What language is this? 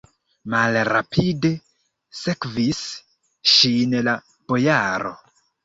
Esperanto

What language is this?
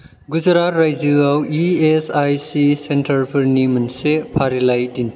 Bodo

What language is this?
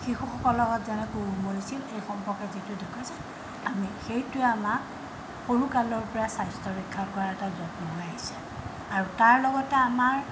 Assamese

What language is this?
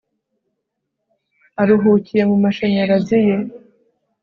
Kinyarwanda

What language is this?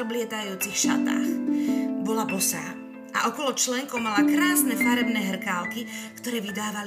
Slovak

